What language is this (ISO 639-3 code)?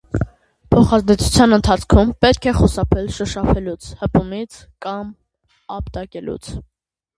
hye